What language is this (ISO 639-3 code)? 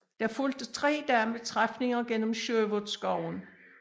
dan